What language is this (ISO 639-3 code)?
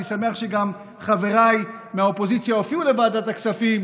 heb